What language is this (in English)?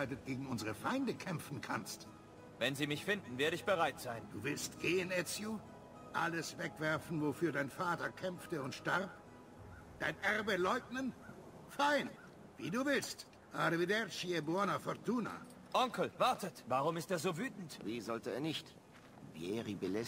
German